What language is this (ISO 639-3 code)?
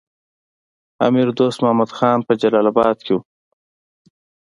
pus